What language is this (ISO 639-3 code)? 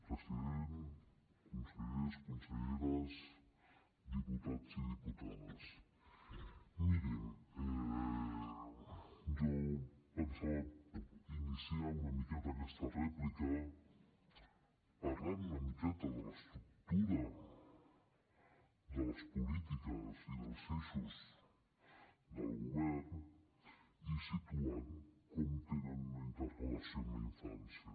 cat